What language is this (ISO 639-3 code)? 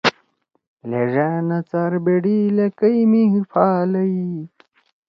trw